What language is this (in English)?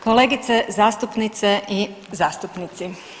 Croatian